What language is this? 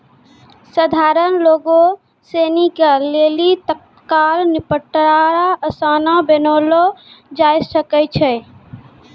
Maithili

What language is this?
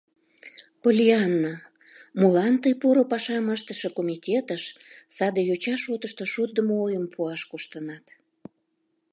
Mari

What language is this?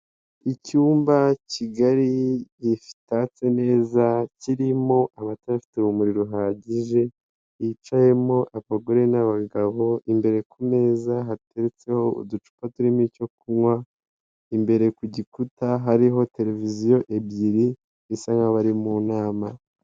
Kinyarwanda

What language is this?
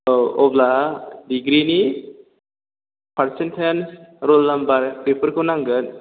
Bodo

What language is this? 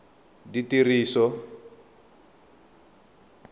Tswana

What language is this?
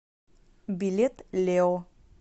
Russian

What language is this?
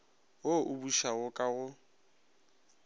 Northern Sotho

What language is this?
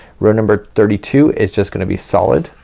English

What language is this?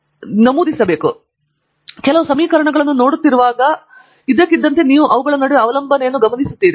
Kannada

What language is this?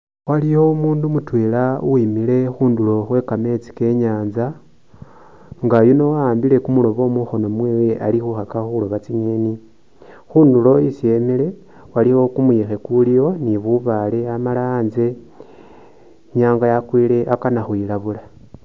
Masaaba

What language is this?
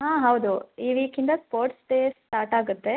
Kannada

